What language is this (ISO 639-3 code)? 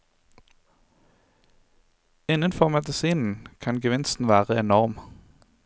nor